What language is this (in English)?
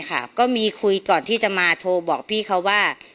Thai